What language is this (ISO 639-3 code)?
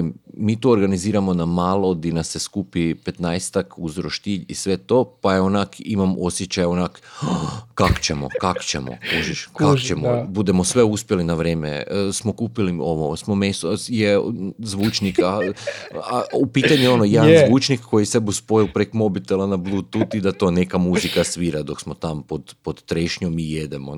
hrv